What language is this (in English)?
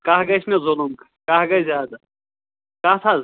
Kashmiri